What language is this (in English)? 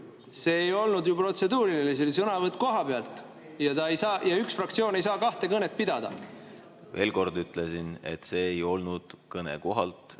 Estonian